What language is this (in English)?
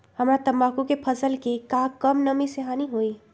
Magahi